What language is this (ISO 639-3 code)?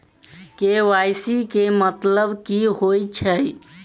mai